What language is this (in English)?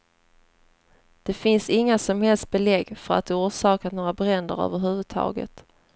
Swedish